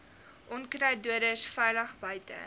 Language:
Afrikaans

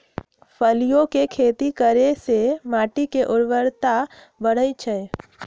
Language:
Magahi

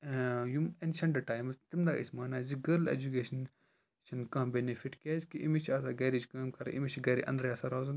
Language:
Kashmiri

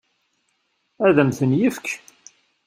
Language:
Kabyle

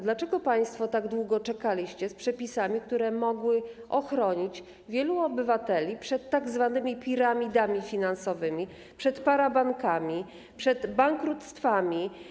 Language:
Polish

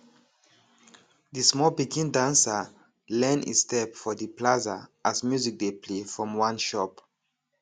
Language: Nigerian Pidgin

